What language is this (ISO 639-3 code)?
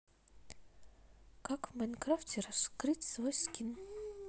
rus